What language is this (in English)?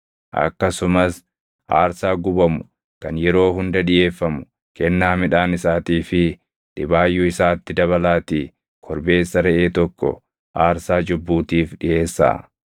Oromo